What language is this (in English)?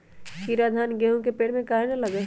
Magahi